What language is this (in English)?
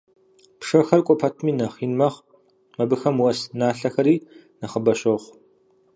Kabardian